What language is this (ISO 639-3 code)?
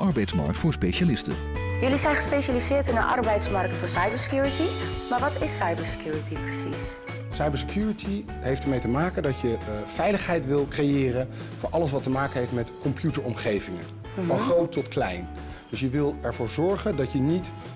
nld